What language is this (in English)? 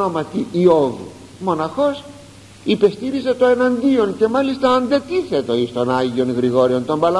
Greek